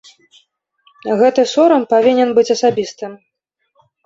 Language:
Belarusian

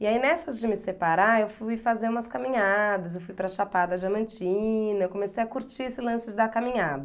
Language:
Portuguese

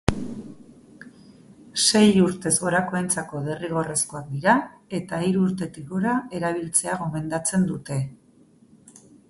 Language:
Basque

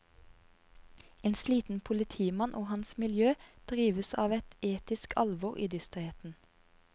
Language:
Norwegian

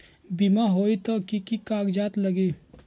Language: Magahi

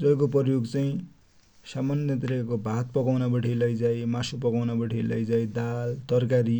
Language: Dotyali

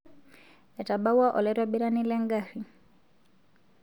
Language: Masai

